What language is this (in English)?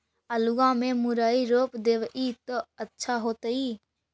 Magahi